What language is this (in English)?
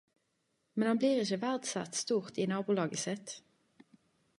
Norwegian Nynorsk